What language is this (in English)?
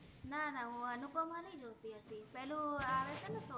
Gujarati